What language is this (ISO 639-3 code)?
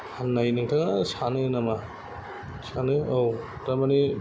brx